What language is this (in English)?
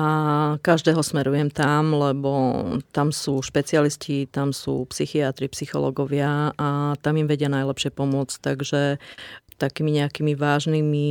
Slovak